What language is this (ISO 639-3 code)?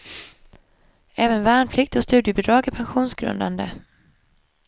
swe